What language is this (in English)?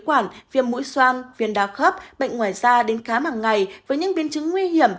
Vietnamese